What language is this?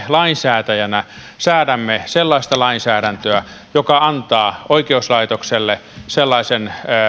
Finnish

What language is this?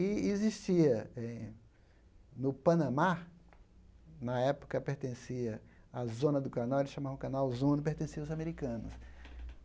Portuguese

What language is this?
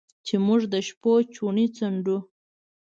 Pashto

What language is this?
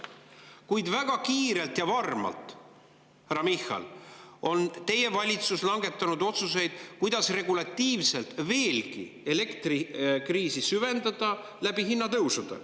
Estonian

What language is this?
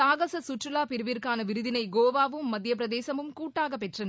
Tamil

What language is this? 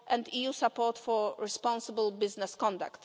English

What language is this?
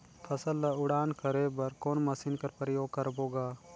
Chhattisgarhi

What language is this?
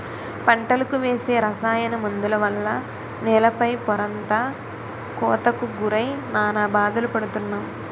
Telugu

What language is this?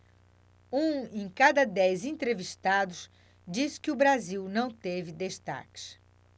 Portuguese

